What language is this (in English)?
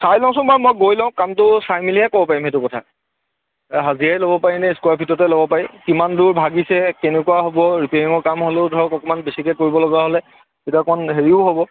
Assamese